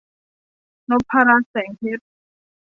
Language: Thai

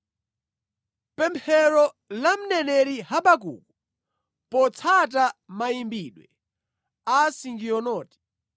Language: Nyanja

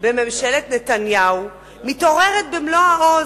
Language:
Hebrew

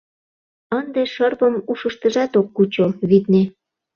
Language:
Mari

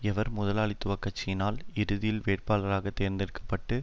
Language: Tamil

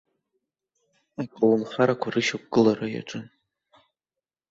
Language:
Abkhazian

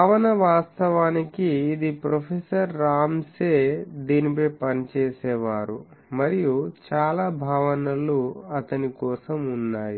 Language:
Telugu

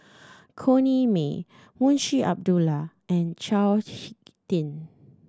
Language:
English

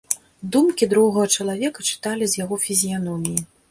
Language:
Belarusian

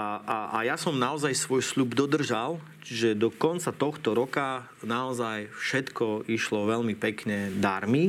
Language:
Slovak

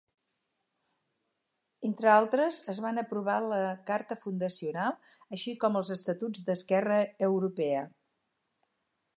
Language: Catalan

